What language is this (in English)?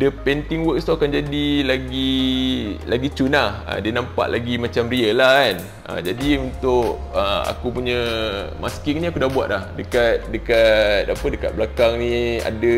Malay